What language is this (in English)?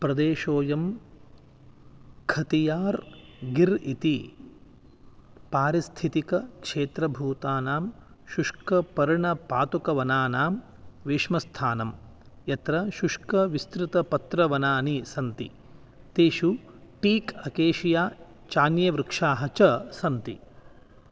Sanskrit